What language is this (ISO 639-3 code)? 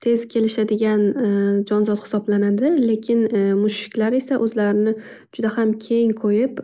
uzb